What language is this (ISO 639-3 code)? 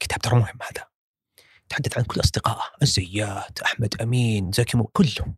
ara